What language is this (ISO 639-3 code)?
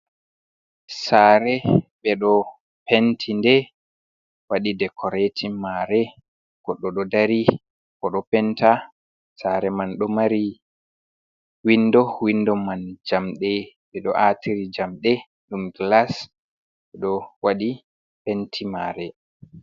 ful